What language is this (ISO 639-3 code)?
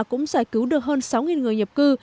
vie